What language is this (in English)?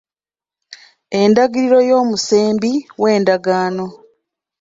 Ganda